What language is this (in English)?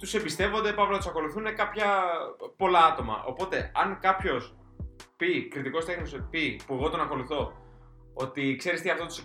Greek